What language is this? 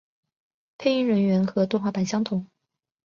Chinese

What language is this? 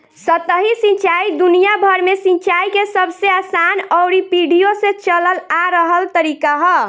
Bhojpuri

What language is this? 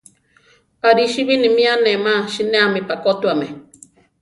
Central Tarahumara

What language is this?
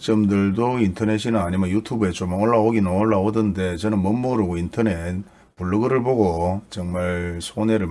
Korean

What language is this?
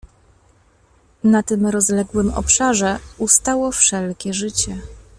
Polish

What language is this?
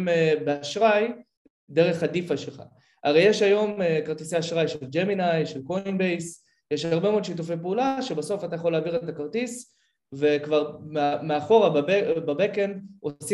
Hebrew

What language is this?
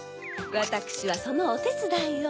Japanese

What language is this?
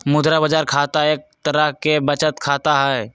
Magahi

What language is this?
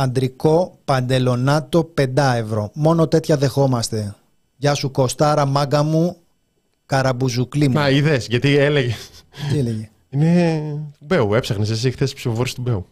Greek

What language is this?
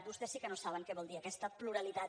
Catalan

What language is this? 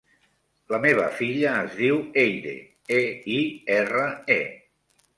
Catalan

